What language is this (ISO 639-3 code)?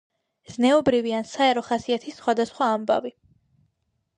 kat